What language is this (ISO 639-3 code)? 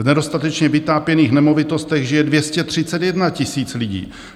ces